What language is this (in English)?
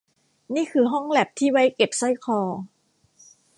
Thai